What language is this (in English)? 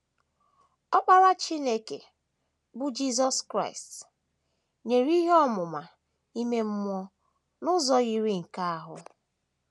Igbo